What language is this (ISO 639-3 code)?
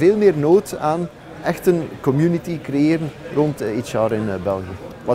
nld